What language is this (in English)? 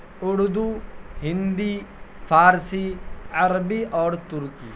Urdu